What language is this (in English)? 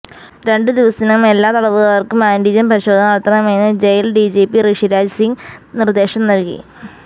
Malayalam